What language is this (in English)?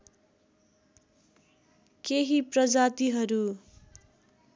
Nepali